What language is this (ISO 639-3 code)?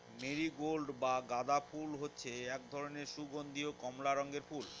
ben